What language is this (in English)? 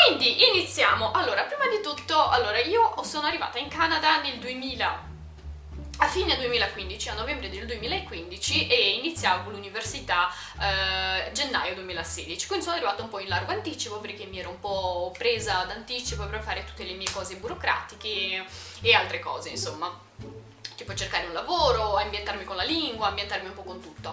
Italian